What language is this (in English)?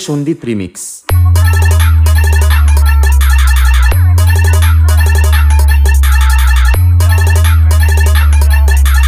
Arabic